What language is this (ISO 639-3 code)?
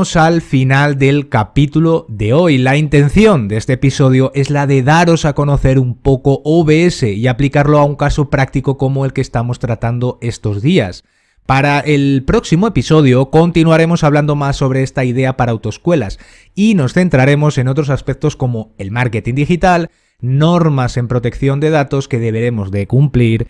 spa